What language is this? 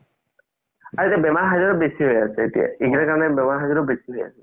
Assamese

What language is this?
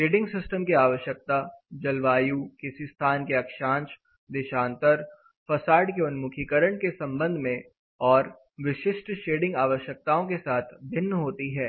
Hindi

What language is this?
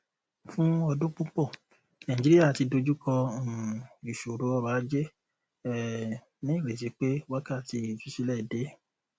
Yoruba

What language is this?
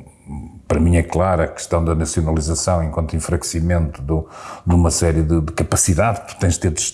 Portuguese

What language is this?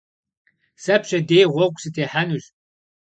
Kabardian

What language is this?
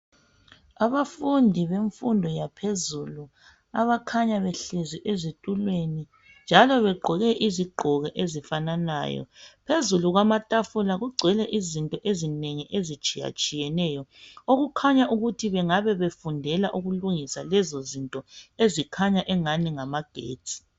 North Ndebele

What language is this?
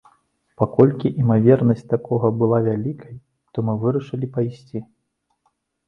Belarusian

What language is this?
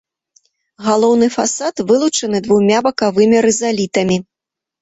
Belarusian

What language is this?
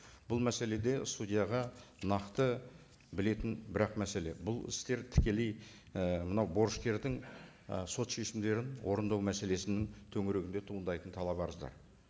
Kazakh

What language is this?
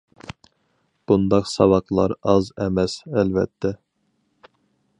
Uyghur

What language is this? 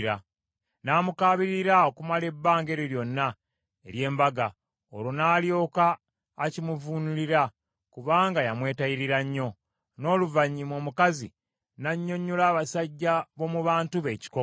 Ganda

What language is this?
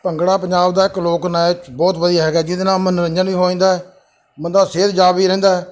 Punjabi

